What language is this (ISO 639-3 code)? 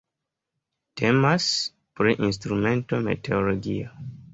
epo